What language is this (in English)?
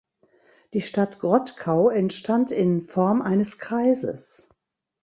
German